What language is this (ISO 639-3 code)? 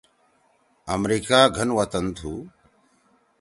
trw